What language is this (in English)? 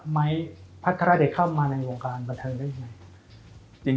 Thai